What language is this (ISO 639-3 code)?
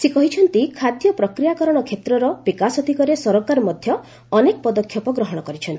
ori